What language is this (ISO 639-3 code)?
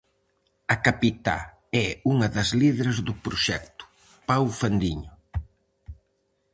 glg